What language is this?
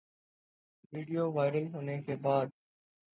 Urdu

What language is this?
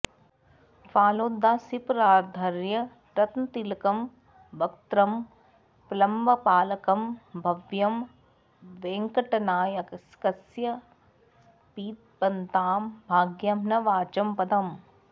Sanskrit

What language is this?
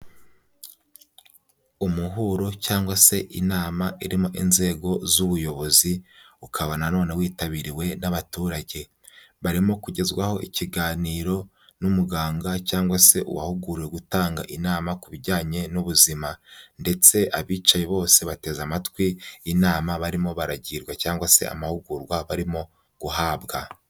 Kinyarwanda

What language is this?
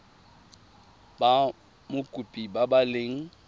Tswana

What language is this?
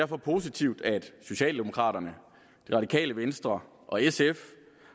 Danish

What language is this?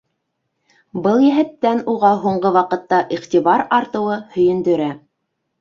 Bashkir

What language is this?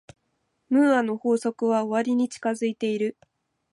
Japanese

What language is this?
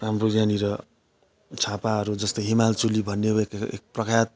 Nepali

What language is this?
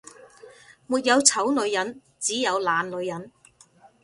Cantonese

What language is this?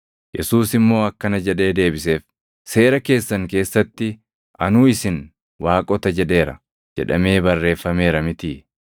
Oromo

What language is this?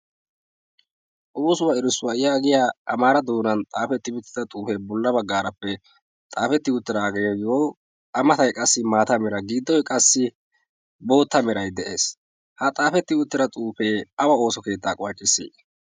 Wolaytta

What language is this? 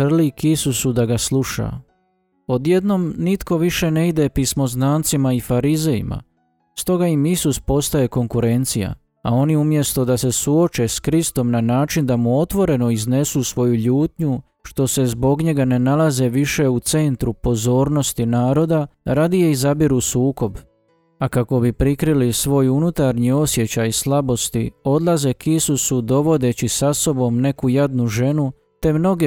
Croatian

